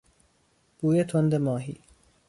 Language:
Persian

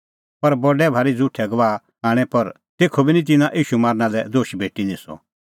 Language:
Kullu Pahari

